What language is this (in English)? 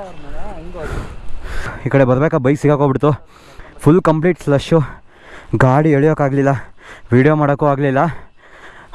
Kannada